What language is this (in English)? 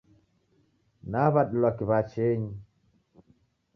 Taita